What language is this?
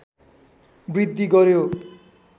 Nepali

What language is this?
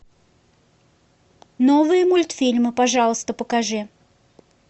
Russian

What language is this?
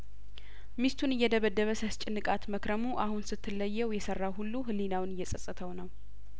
Amharic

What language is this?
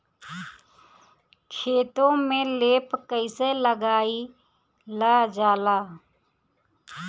Bhojpuri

